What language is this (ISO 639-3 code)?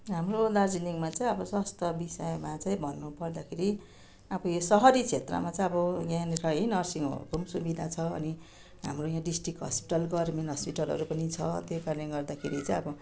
nep